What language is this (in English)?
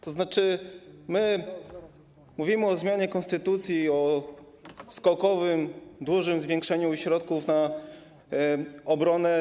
Polish